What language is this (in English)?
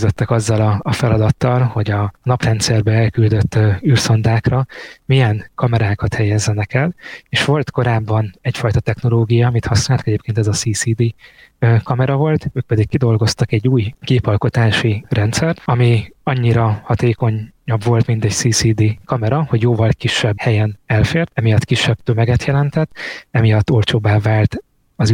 Hungarian